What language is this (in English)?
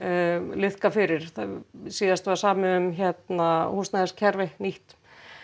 Icelandic